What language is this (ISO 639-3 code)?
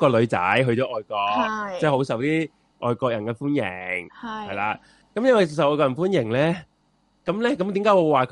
zho